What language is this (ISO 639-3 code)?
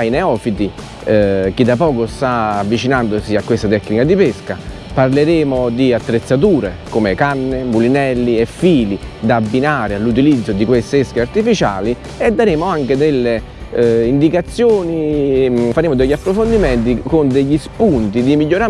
ita